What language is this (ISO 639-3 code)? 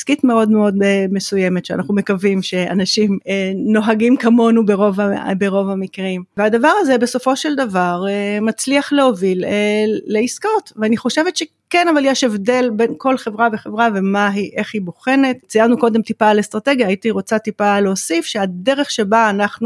heb